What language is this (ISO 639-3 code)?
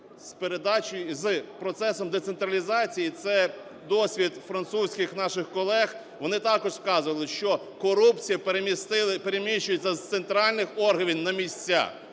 ukr